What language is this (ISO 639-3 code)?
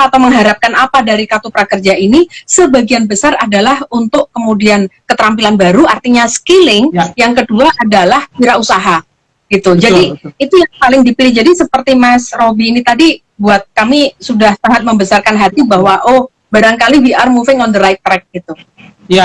ind